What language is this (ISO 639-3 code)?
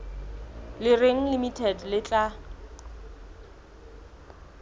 sot